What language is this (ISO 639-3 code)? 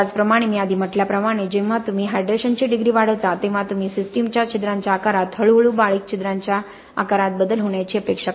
mar